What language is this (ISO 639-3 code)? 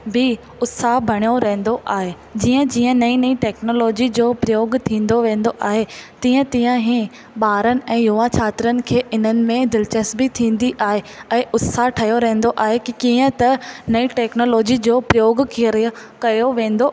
snd